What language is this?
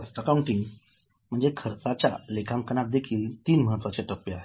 Marathi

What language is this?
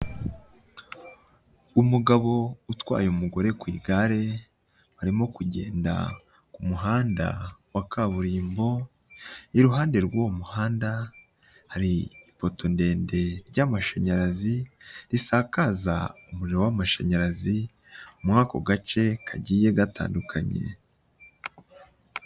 Kinyarwanda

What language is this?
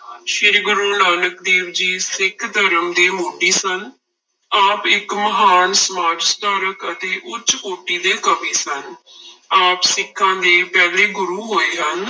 Punjabi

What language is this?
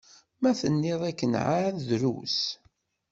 Kabyle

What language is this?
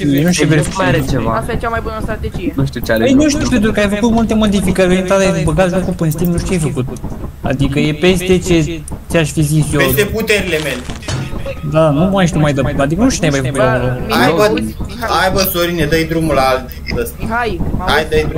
Romanian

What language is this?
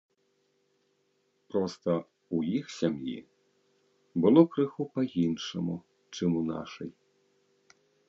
Belarusian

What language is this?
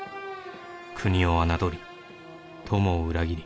Japanese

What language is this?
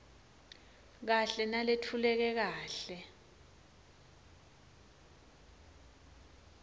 Swati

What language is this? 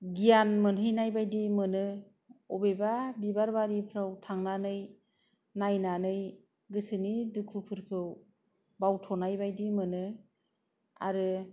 Bodo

